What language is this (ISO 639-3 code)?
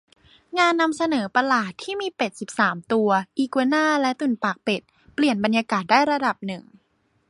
tha